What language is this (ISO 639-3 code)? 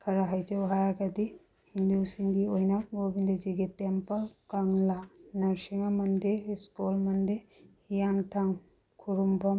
mni